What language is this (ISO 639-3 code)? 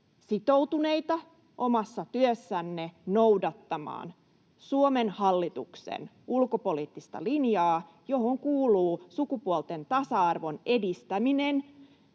fin